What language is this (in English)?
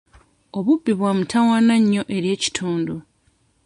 Ganda